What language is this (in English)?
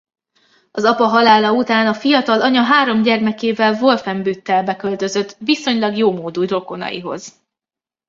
Hungarian